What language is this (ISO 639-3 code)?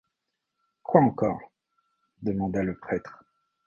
fra